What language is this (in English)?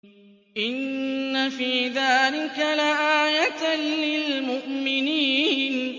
Arabic